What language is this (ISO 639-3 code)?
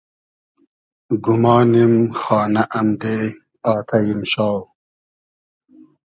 haz